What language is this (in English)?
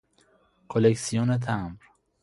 Persian